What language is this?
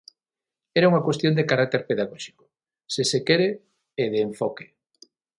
Galician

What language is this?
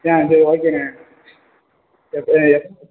Tamil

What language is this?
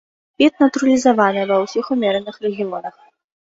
Belarusian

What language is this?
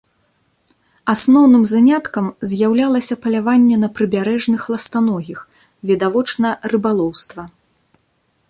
Belarusian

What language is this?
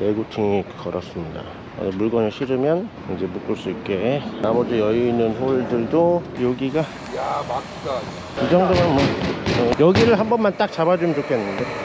Korean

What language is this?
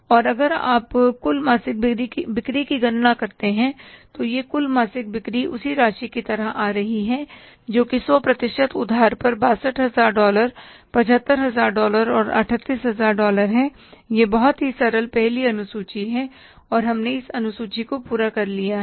Hindi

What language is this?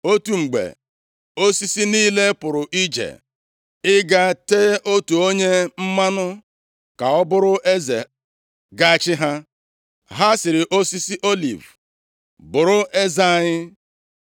Igbo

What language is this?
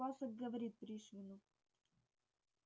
Russian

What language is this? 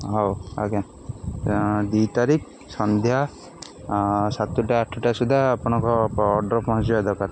Odia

